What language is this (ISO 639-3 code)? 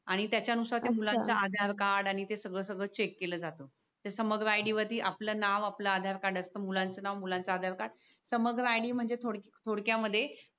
mar